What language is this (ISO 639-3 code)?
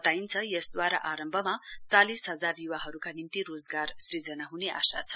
nep